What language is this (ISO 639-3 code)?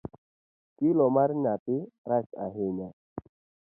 luo